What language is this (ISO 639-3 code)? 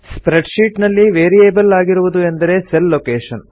kan